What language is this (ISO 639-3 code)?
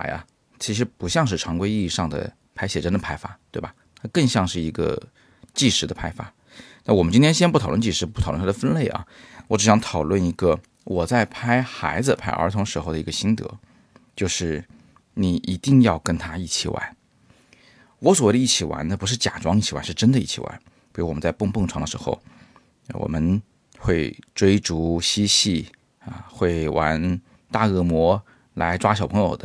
zho